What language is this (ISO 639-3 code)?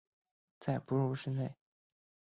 zho